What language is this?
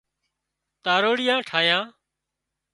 Wadiyara Koli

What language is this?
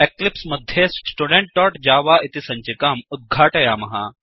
Sanskrit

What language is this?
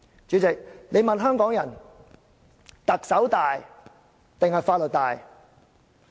Cantonese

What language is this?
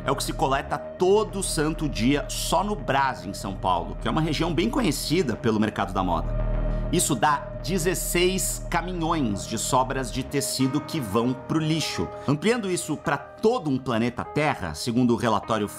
Portuguese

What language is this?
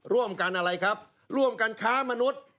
Thai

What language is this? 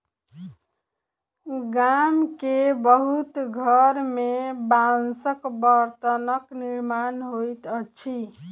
Maithili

